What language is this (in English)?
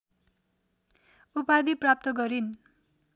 Nepali